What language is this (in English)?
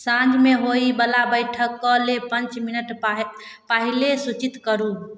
Maithili